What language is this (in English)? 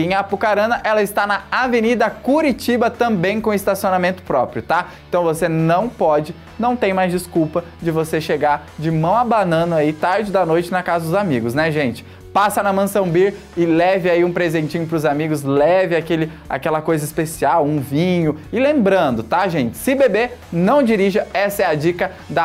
Portuguese